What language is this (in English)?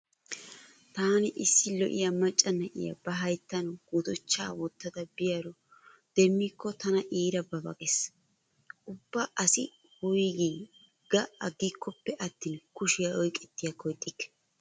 Wolaytta